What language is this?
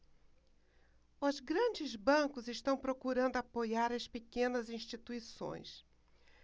Portuguese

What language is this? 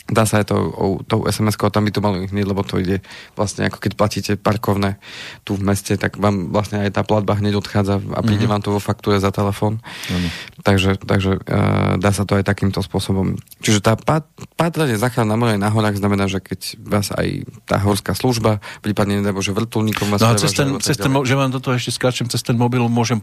Slovak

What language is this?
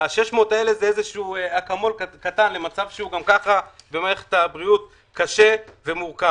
Hebrew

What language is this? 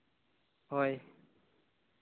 Santali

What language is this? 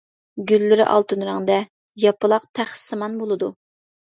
Uyghur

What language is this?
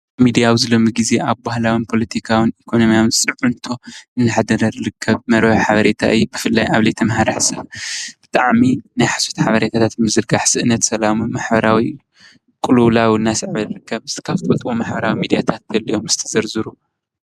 Tigrinya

